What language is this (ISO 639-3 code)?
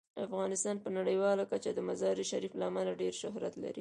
pus